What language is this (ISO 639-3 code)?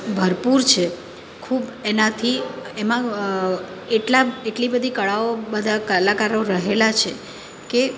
guj